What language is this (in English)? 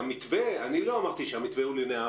Hebrew